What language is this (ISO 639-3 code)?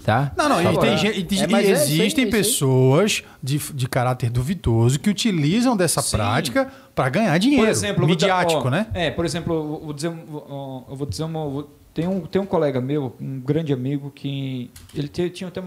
por